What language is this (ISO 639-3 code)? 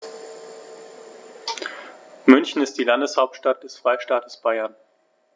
deu